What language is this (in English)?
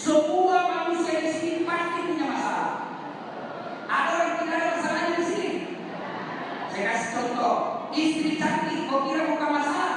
Indonesian